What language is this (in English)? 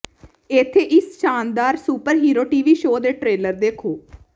Punjabi